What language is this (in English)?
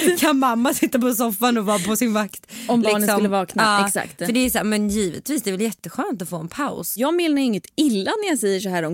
Swedish